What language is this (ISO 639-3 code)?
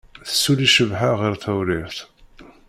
kab